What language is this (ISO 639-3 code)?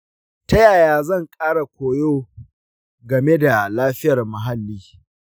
hau